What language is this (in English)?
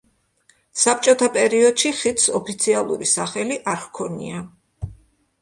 Georgian